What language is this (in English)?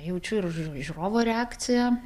Lithuanian